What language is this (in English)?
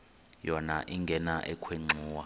Xhosa